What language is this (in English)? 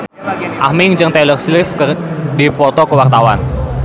Sundanese